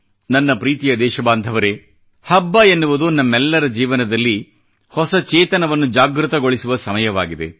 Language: Kannada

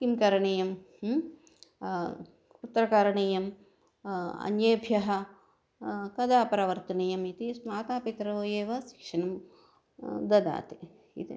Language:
Sanskrit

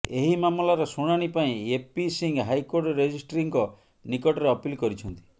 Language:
Odia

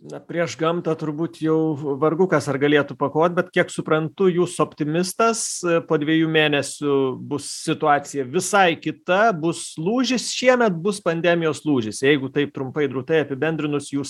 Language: Lithuanian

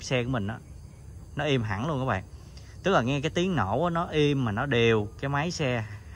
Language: Vietnamese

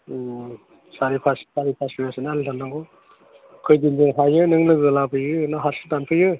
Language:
Bodo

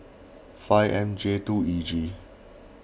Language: English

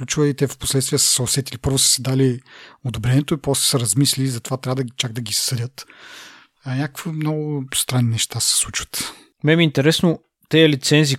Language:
Bulgarian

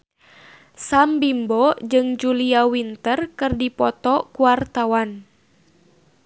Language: Sundanese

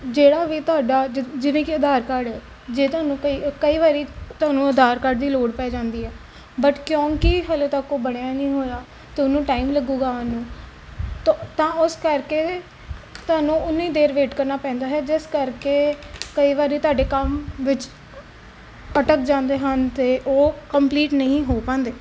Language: Punjabi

